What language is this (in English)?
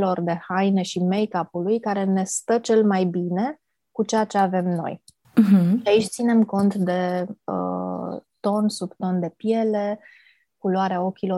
Romanian